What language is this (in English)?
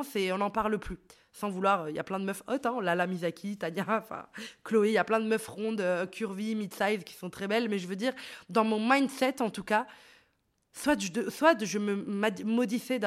French